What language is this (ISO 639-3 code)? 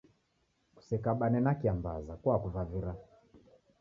dav